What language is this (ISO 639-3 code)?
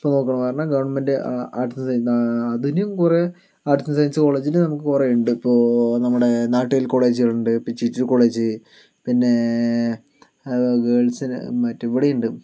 mal